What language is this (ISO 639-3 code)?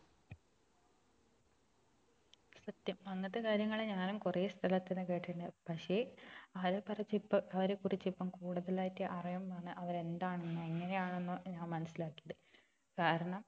mal